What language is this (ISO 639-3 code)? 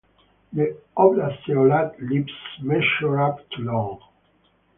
eng